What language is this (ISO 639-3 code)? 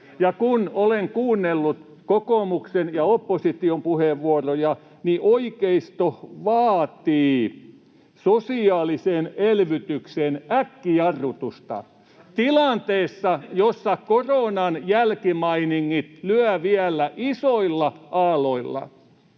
fin